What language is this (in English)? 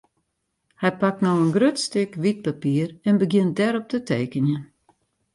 Western Frisian